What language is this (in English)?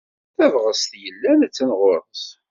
Kabyle